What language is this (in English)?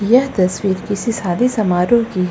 Hindi